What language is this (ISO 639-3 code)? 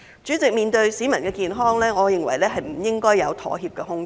yue